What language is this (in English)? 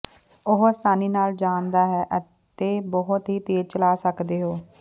Punjabi